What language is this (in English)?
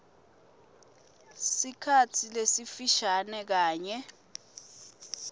Swati